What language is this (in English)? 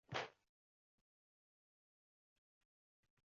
Uzbek